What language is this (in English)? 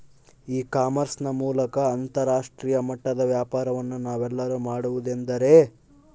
Kannada